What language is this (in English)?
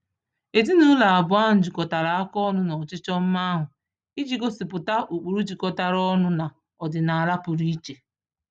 Igbo